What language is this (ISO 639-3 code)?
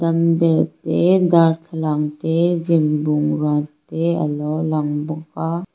lus